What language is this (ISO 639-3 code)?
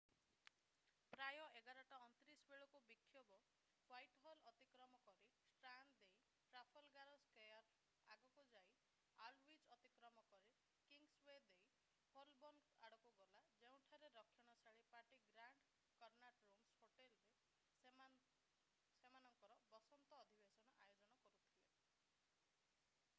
ori